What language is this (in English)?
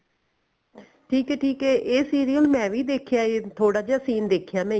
Punjabi